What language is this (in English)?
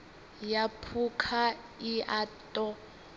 Venda